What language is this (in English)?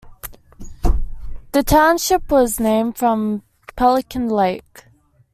English